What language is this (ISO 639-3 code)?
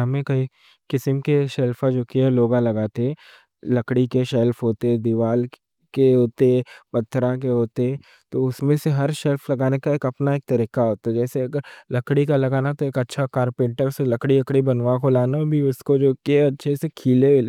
dcc